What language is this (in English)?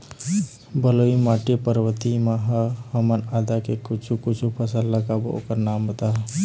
Chhattisgarhi